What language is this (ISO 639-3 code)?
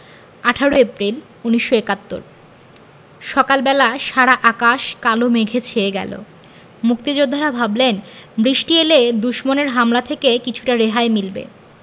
ben